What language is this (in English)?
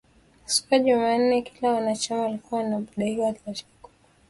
Swahili